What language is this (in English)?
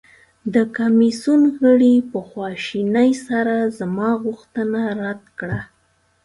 Pashto